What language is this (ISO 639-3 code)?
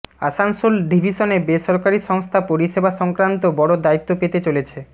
ben